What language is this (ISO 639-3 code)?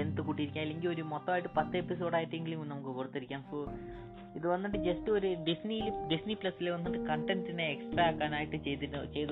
mal